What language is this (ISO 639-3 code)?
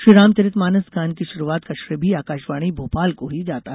hin